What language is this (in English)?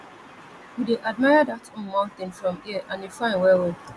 Nigerian Pidgin